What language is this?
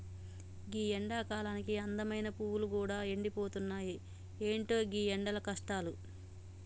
Telugu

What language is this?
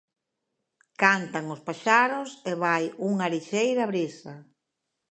Galician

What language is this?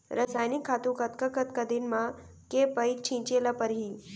Chhattisgarhi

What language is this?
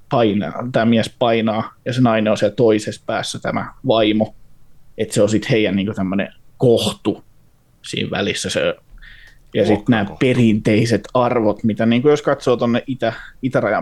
Finnish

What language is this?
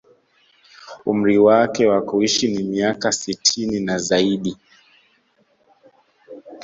Swahili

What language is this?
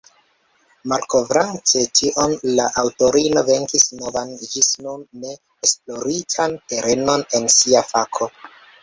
Esperanto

